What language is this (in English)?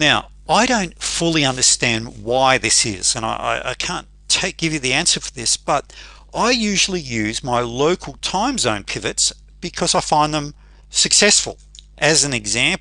English